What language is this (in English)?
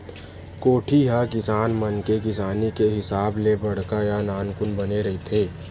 Chhattisgarhi